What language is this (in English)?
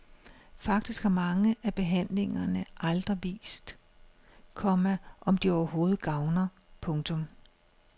Danish